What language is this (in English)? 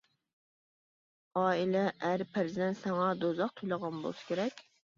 Uyghur